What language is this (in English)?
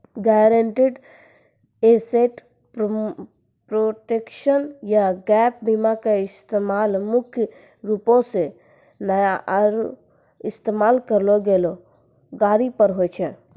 Maithili